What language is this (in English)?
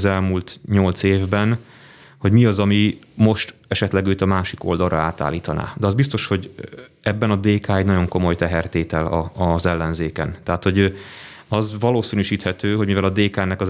Hungarian